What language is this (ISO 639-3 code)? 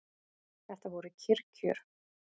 isl